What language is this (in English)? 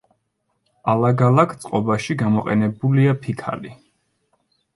Georgian